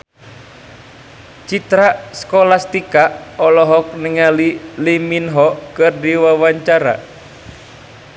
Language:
Sundanese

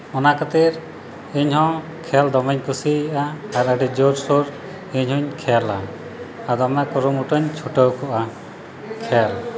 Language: Santali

